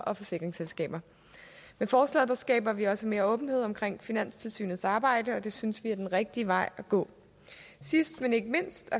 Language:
Danish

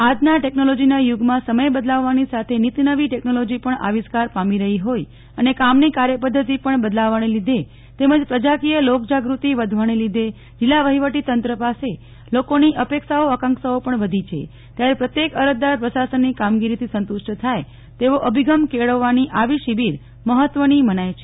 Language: Gujarati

